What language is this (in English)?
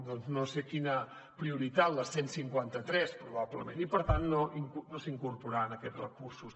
Catalan